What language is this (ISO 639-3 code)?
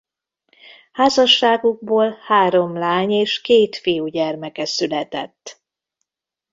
hun